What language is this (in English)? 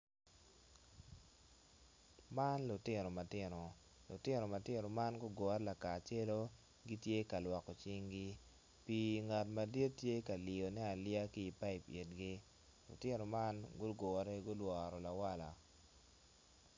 Acoli